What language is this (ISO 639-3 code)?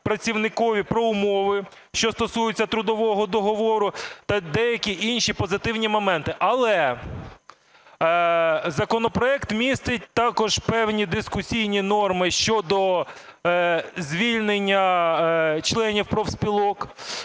ukr